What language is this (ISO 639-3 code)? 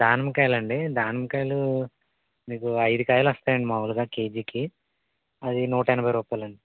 tel